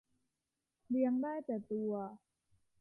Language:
Thai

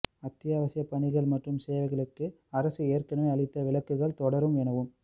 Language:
Tamil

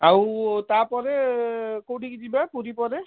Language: Odia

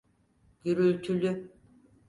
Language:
Turkish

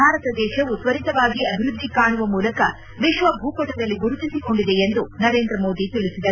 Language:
Kannada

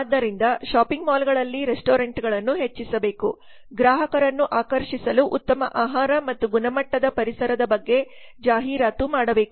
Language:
Kannada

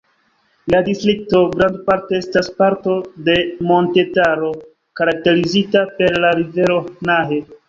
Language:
Esperanto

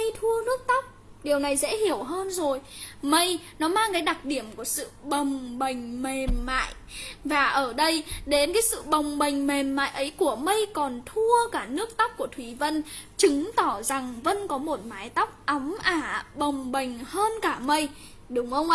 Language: Vietnamese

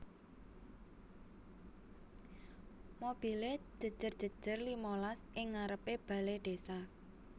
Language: Javanese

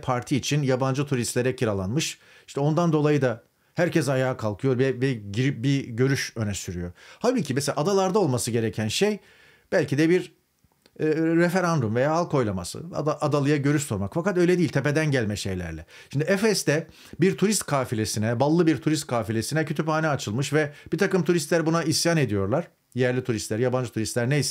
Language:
Turkish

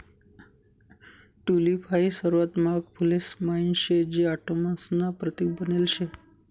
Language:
Marathi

